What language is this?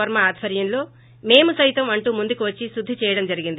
Telugu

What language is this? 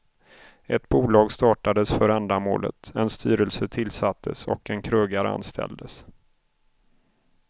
Swedish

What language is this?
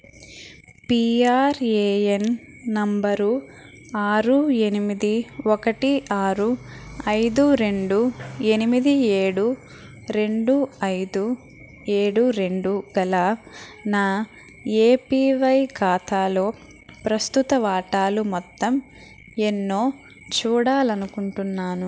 Telugu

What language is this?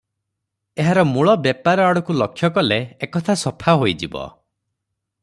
Odia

